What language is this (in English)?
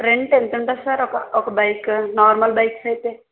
Telugu